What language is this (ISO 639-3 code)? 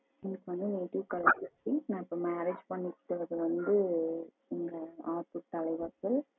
tam